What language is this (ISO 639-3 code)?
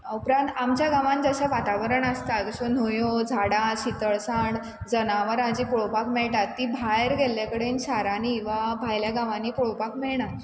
kok